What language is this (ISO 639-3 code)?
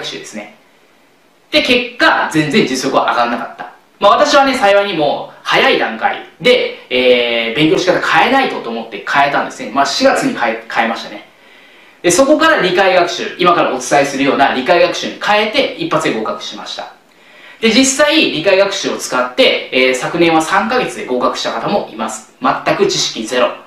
jpn